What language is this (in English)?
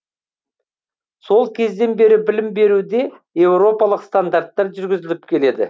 Kazakh